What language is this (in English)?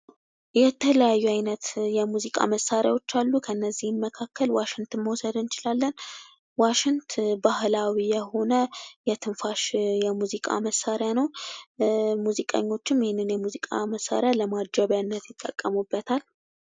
Amharic